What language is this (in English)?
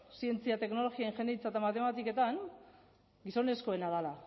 Basque